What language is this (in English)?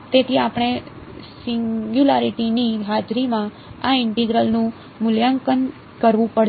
Gujarati